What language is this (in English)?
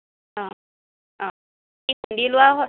Assamese